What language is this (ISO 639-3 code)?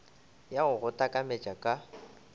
nso